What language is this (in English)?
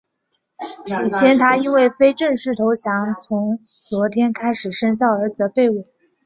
Chinese